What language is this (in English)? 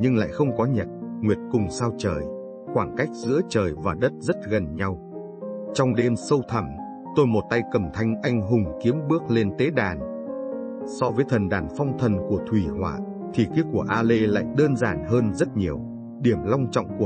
Vietnamese